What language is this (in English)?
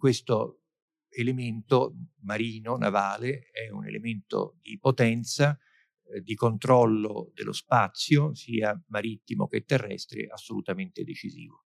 Italian